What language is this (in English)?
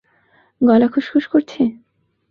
Bangla